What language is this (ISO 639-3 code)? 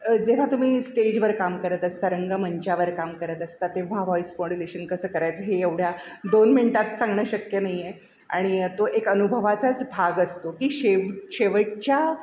mar